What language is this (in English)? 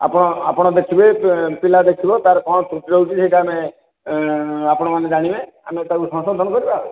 Odia